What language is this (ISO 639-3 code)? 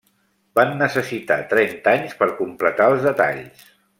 cat